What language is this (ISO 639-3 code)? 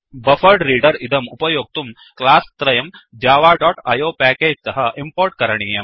san